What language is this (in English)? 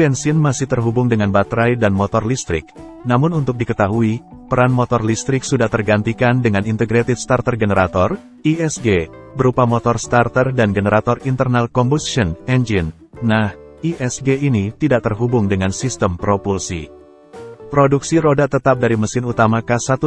Indonesian